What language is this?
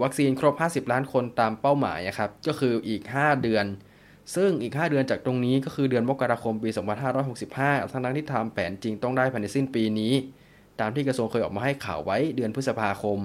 Thai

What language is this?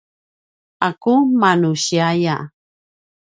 Paiwan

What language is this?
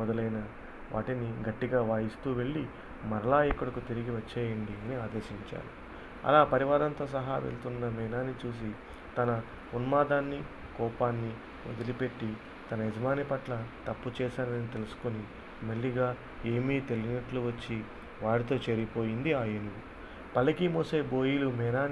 Telugu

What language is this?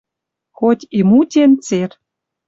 Western Mari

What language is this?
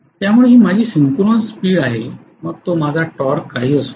Marathi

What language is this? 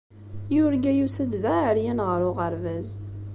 Kabyle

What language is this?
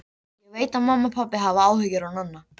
Icelandic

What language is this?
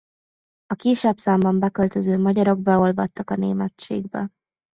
Hungarian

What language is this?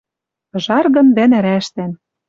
Western Mari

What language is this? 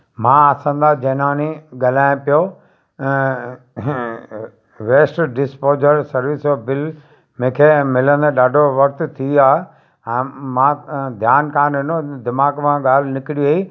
Sindhi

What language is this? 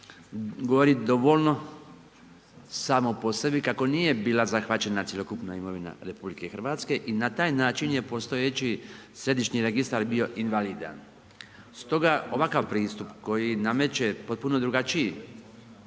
Croatian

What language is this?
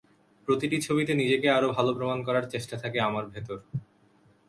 Bangla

